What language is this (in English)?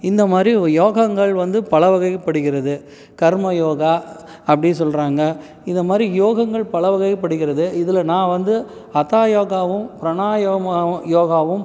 Tamil